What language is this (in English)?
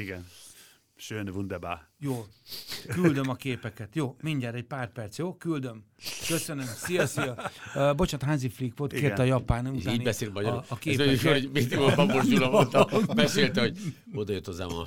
Hungarian